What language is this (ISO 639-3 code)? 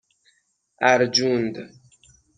fas